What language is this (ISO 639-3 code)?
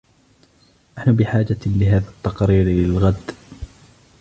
ara